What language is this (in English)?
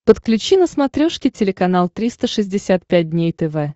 Russian